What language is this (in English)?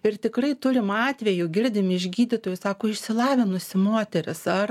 Lithuanian